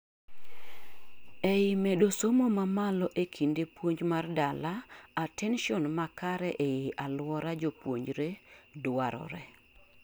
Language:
Luo (Kenya and Tanzania)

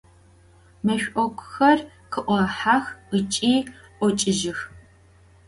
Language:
Adyghe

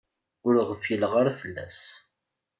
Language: Kabyle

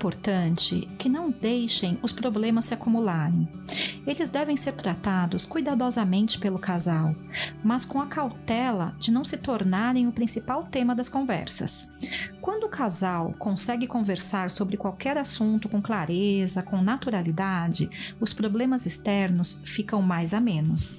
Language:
Portuguese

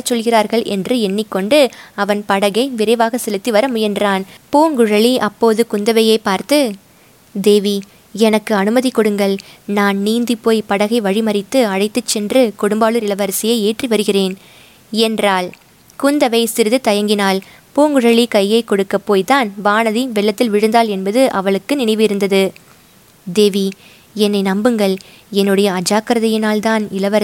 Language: Tamil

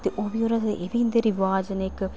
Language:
Dogri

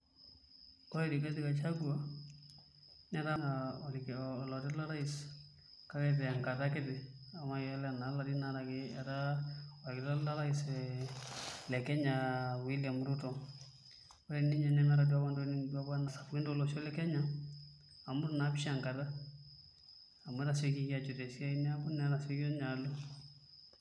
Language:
Masai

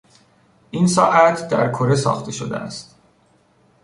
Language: Persian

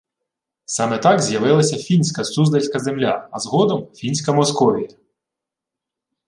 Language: Ukrainian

